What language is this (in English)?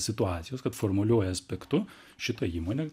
Lithuanian